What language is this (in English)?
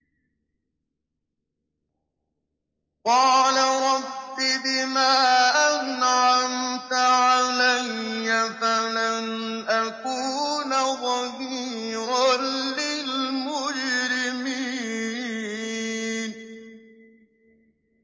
Arabic